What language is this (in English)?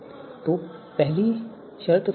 Hindi